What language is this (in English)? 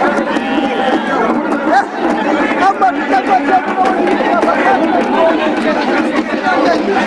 Portuguese